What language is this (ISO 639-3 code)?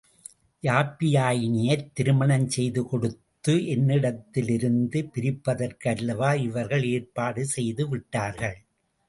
tam